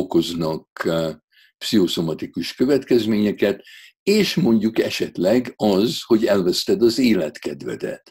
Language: Hungarian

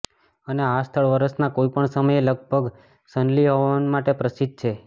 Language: Gujarati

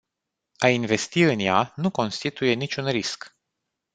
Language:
Romanian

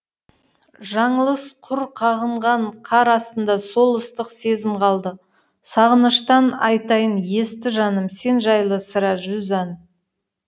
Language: Kazakh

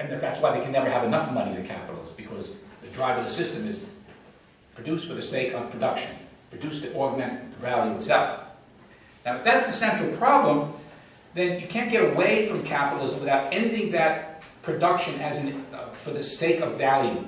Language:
English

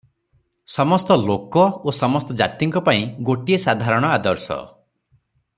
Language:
Odia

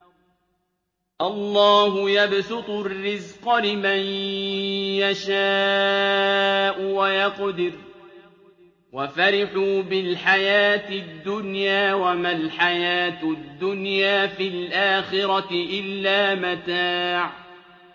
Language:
Arabic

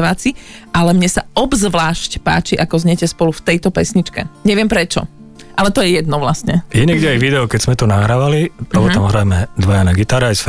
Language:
Slovak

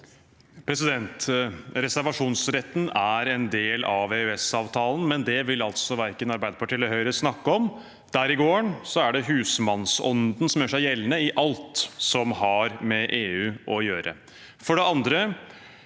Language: Norwegian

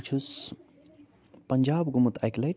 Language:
Kashmiri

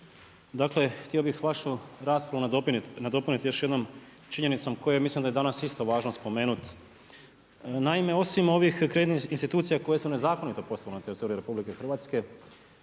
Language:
Croatian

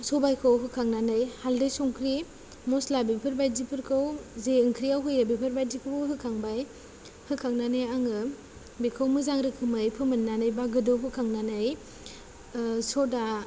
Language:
Bodo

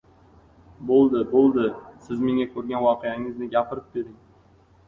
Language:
Uzbek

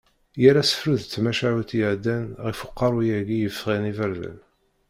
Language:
Kabyle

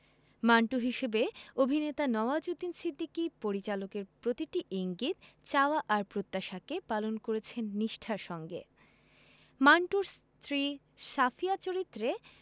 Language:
Bangla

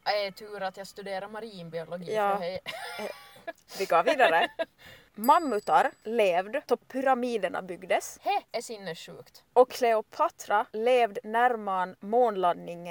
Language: Swedish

